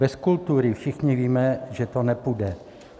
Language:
Czech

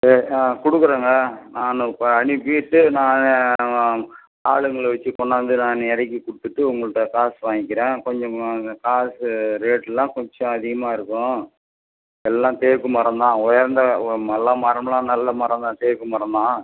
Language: Tamil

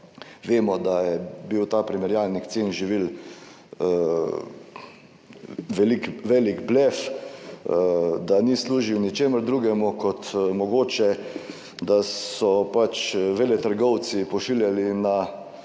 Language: Slovenian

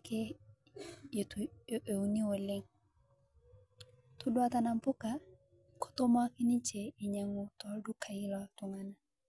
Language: Masai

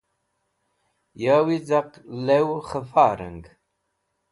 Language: Wakhi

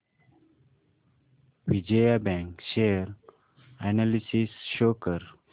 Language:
Marathi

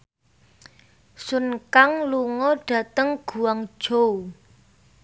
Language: Javanese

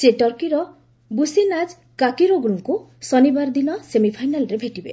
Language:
Odia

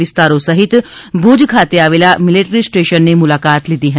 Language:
Gujarati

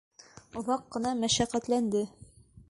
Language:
Bashkir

